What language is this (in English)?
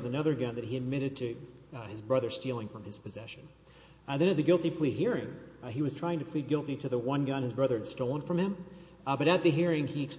English